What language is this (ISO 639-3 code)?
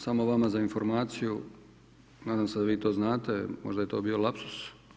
hrv